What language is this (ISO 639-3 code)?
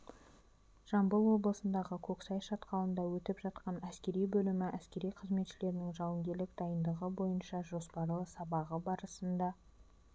kaz